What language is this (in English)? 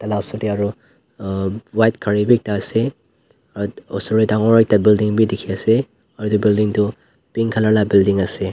Naga Pidgin